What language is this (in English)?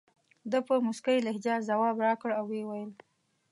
Pashto